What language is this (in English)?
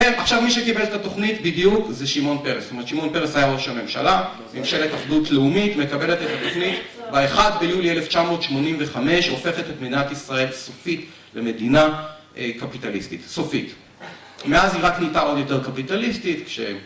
Hebrew